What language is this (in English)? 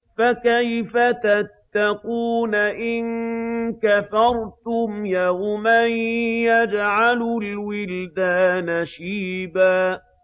Arabic